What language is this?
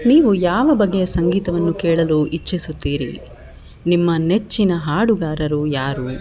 Kannada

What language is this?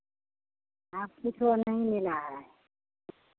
Hindi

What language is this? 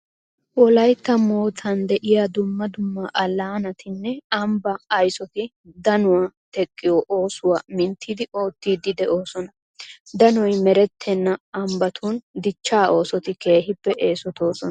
Wolaytta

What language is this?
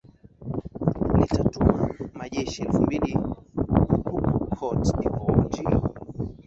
Swahili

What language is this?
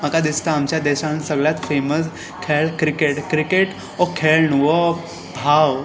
Konkani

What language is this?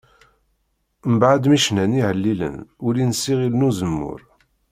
Kabyle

